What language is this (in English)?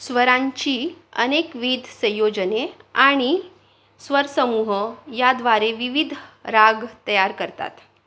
Marathi